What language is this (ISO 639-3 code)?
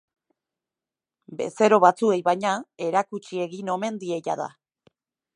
eus